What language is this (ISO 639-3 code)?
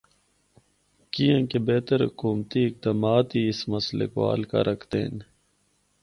hno